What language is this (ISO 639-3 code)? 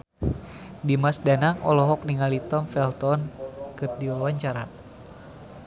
sun